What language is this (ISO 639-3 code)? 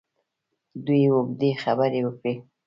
pus